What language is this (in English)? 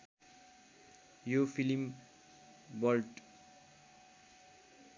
Nepali